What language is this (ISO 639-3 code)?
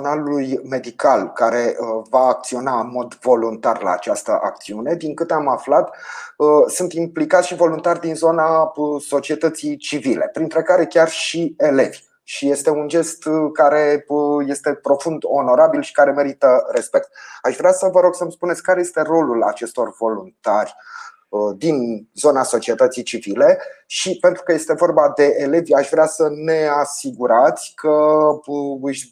ron